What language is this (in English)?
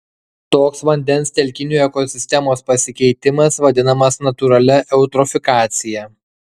Lithuanian